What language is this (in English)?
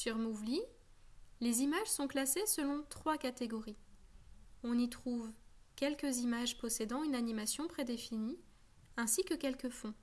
French